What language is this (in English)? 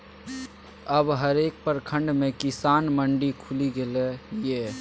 Maithili